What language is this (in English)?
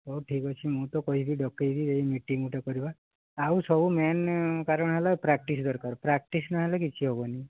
Odia